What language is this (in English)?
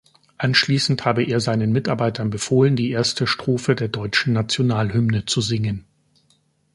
German